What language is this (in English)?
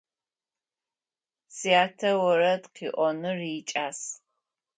Adyghe